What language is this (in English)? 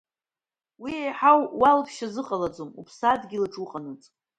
Abkhazian